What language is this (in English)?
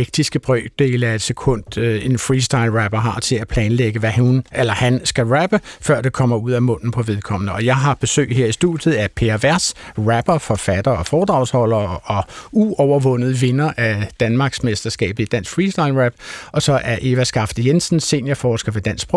Danish